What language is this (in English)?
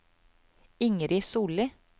Norwegian